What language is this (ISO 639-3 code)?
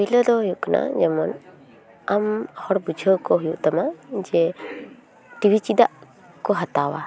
sat